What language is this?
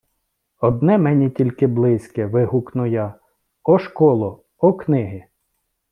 Ukrainian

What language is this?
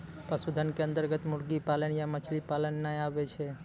Maithili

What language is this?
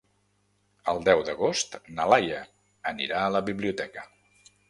Catalan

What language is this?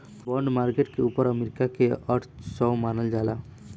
Bhojpuri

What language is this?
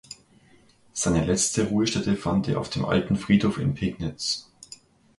German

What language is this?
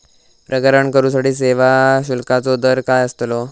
Marathi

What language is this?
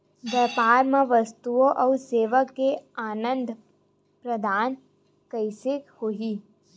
Chhattisgarhi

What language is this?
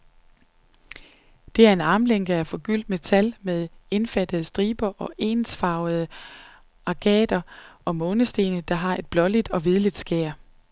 Danish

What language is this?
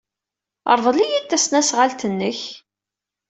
Kabyle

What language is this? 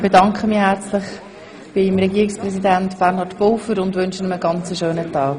Swiss German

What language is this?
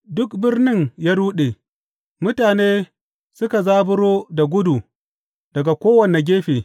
Hausa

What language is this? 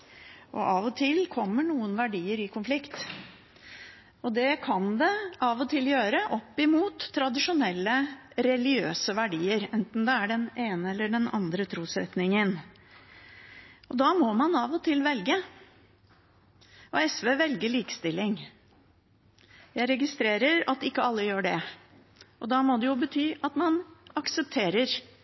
Norwegian Bokmål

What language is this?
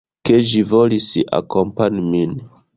Esperanto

